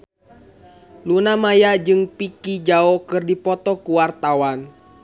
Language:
Sundanese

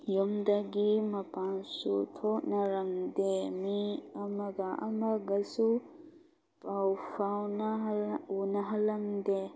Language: Manipuri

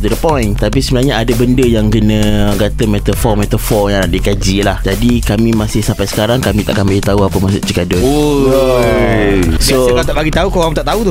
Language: Malay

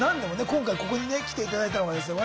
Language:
Japanese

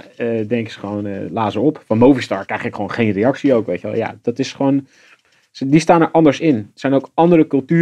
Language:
Dutch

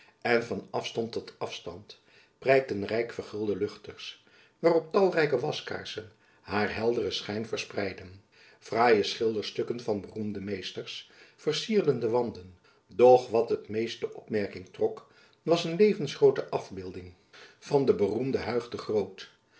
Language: Dutch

